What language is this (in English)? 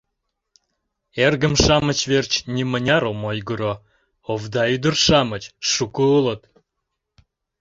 Mari